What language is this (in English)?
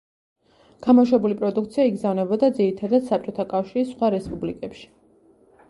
Georgian